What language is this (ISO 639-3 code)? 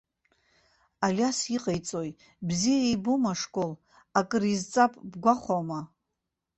abk